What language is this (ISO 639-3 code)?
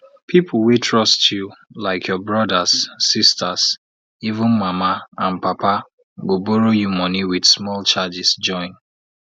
pcm